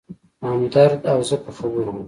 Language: Pashto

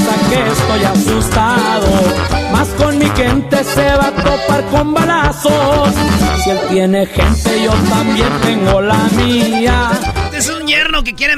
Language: Spanish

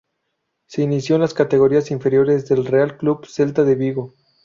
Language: Spanish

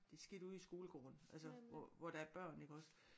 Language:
Danish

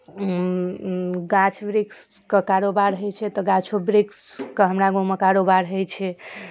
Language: Maithili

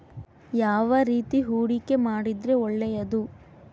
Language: Kannada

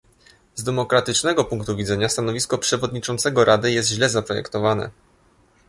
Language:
Polish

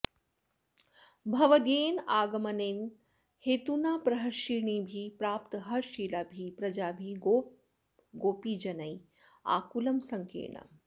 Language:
Sanskrit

